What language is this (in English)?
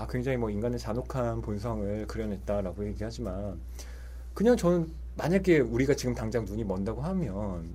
Korean